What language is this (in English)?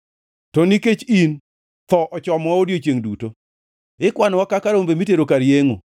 Luo (Kenya and Tanzania)